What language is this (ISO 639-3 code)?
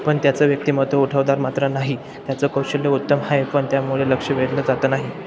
mar